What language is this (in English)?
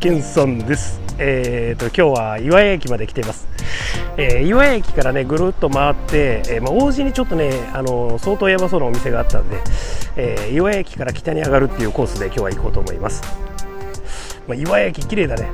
Japanese